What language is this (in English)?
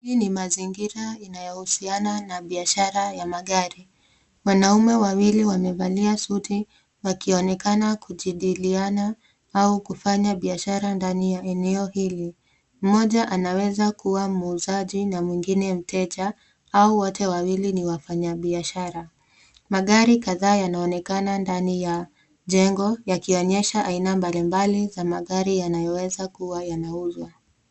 Swahili